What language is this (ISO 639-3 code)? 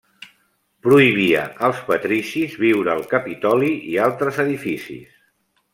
cat